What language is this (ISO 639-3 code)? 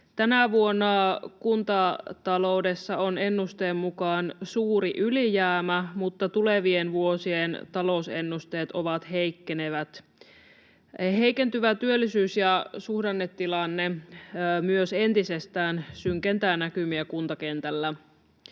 fin